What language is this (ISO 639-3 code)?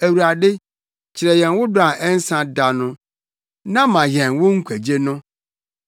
aka